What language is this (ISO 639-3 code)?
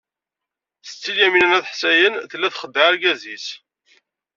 kab